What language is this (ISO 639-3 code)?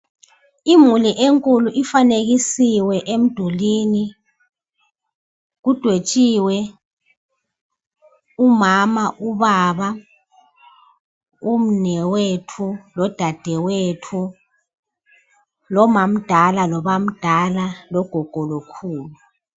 nde